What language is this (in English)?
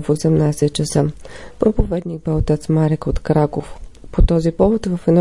Bulgarian